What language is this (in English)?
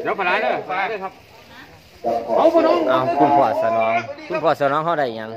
Thai